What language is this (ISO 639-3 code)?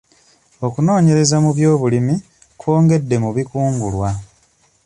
lug